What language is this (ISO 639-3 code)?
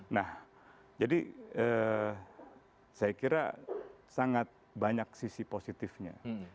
ind